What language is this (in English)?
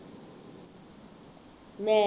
Punjabi